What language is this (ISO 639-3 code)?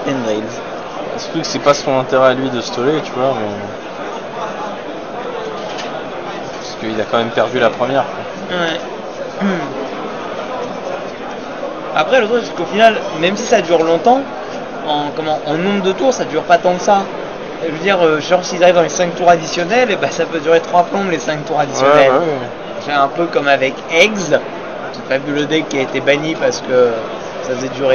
fra